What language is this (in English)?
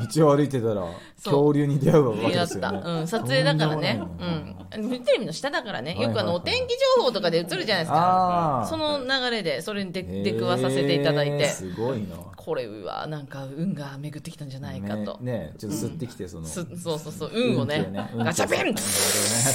Japanese